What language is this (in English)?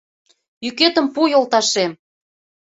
Mari